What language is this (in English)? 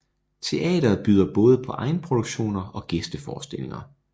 Danish